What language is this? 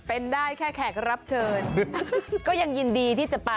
Thai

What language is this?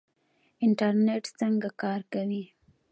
Pashto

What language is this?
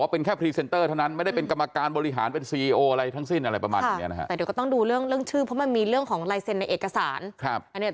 Thai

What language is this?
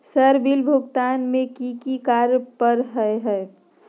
Magahi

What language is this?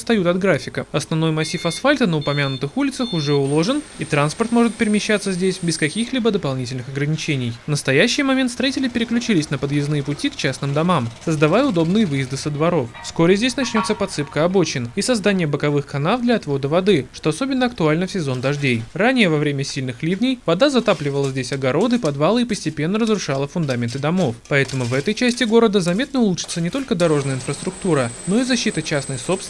Russian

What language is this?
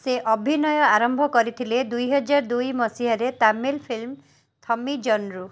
Odia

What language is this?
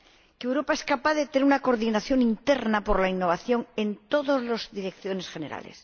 Spanish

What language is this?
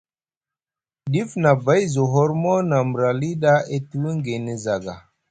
Musgu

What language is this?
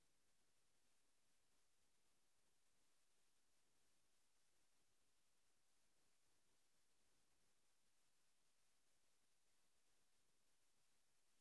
Masai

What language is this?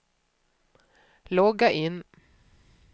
Swedish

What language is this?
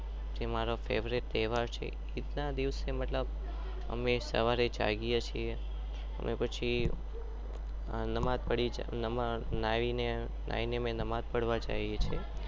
Gujarati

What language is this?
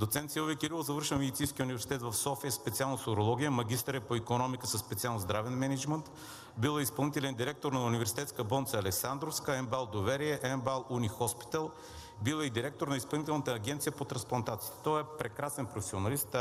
Bulgarian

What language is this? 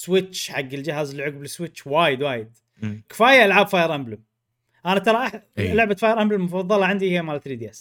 Arabic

